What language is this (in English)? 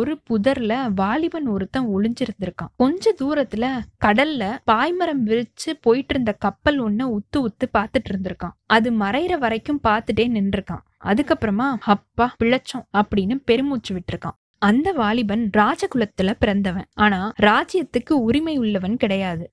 Tamil